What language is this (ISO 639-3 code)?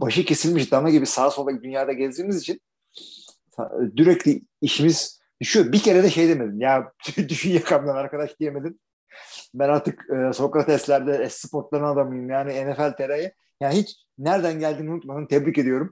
tur